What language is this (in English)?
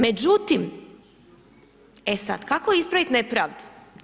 Croatian